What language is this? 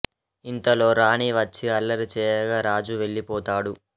Telugu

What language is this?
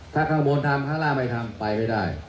Thai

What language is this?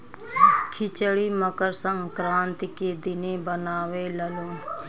Bhojpuri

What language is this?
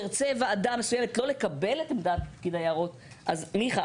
Hebrew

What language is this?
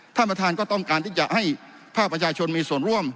Thai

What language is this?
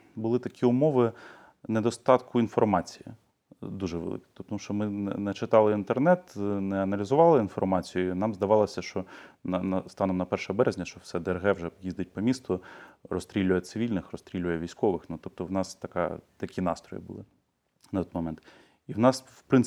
Ukrainian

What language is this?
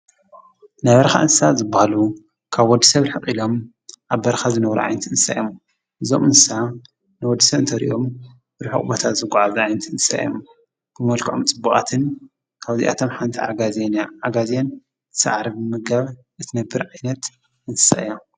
Tigrinya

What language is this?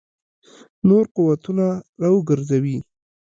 Pashto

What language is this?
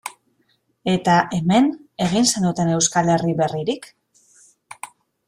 Basque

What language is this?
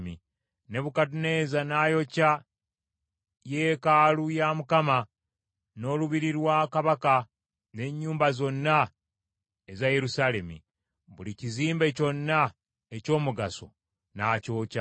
Ganda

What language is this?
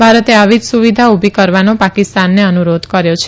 Gujarati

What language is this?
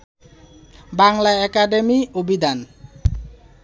Bangla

